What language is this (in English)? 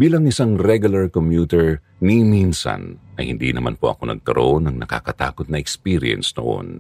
Filipino